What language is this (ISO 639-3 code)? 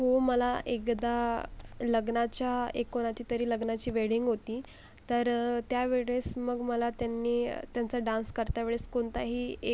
mar